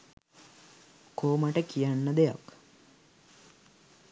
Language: Sinhala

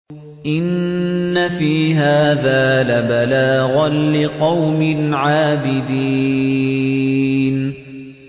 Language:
Arabic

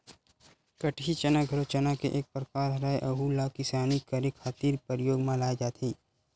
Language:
Chhattisgarhi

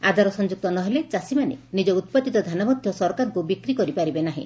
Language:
Odia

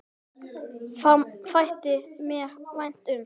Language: Icelandic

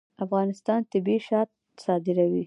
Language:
Pashto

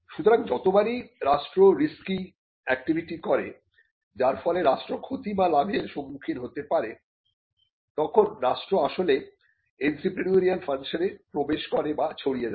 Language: Bangla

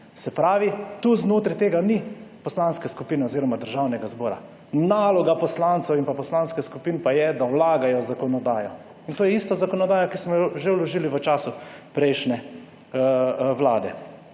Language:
Slovenian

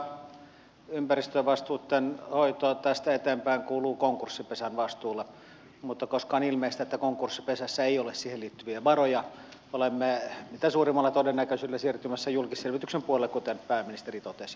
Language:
Finnish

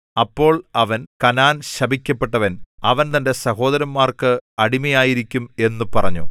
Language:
Malayalam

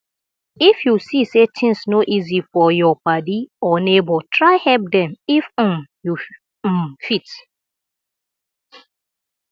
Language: Nigerian Pidgin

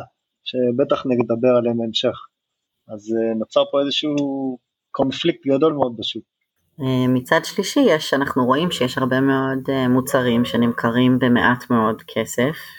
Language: Hebrew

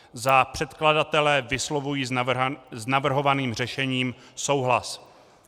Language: Czech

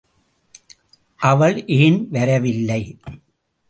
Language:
Tamil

